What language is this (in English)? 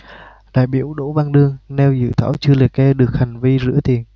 Vietnamese